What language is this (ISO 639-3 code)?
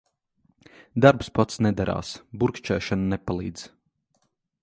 lav